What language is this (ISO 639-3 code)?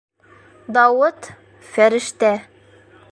bak